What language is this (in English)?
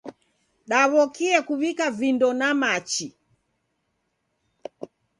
Taita